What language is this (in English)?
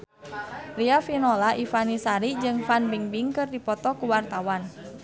Sundanese